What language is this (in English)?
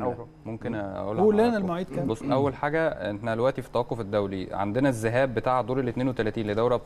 Arabic